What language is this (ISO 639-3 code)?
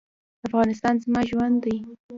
pus